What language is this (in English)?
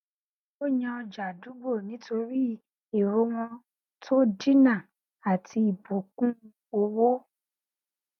Yoruba